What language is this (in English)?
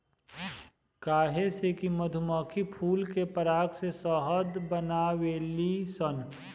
Bhojpuri